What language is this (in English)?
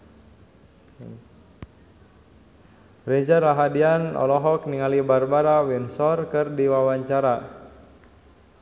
Sundanese